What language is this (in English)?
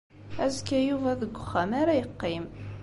Kabyle